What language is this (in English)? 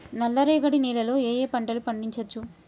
Telugu